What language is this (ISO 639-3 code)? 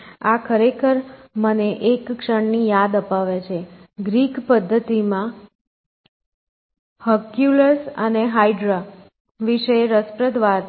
guj